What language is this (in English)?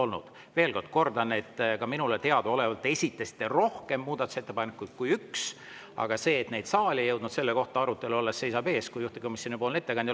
Estonian